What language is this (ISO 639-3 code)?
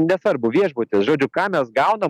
lit